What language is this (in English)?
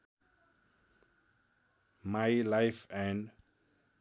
Nepali